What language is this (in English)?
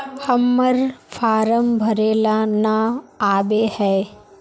Magahi